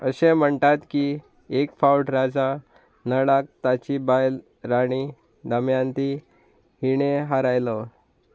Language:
Konkani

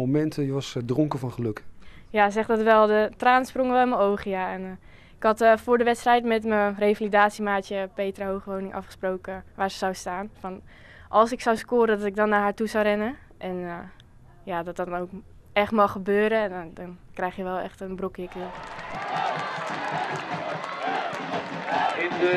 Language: Dutch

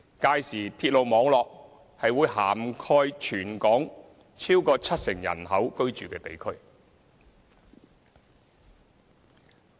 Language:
Cantonese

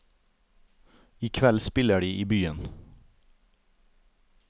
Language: Norwegian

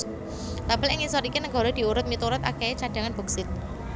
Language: Javanese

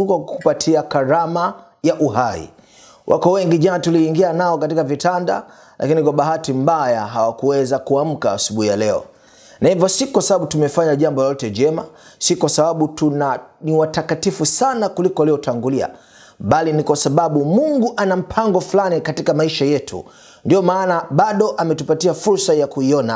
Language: Swahili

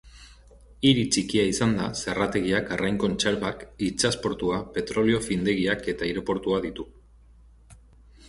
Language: Basque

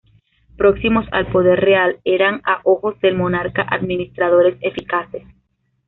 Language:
Spanish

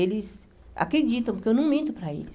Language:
Portuguese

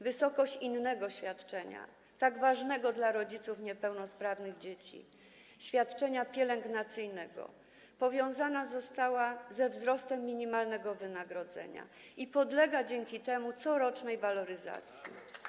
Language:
Polish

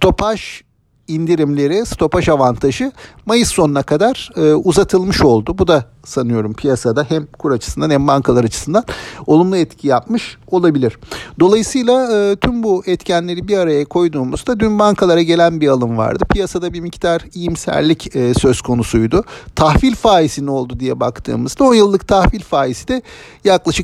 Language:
Turkish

